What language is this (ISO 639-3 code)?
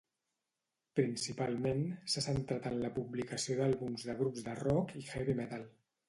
cat